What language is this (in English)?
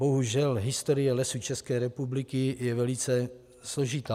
Czech